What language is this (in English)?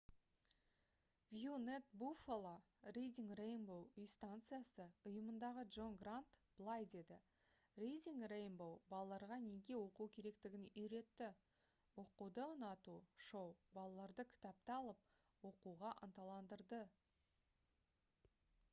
Kazakh